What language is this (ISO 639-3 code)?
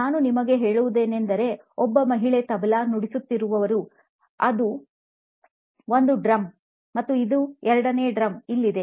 kan